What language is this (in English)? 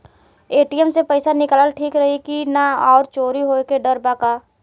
Bhojpuri